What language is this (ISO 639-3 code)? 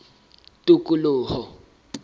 sot